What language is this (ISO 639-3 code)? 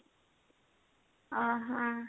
ori